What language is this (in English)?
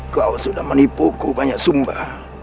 Indonesian